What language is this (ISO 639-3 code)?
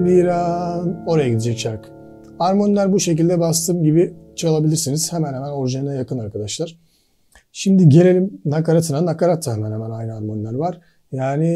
tur